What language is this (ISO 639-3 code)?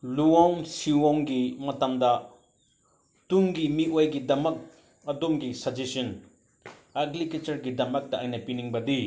mni